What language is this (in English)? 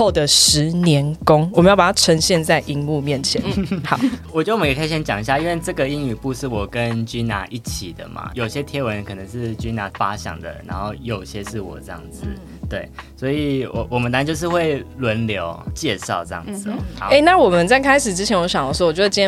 Chinese